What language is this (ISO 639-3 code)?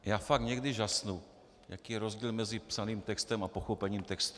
ces